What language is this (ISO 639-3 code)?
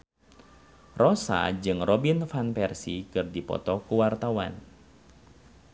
sun